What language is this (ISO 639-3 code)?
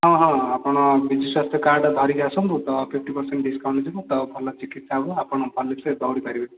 ori